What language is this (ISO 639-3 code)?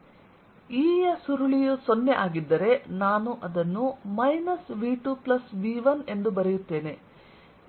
kan